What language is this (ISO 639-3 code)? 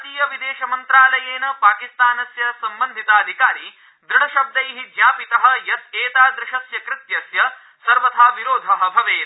san